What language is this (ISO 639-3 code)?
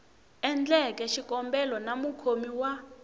tso